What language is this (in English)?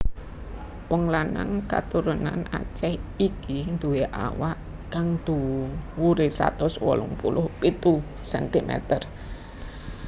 Javanese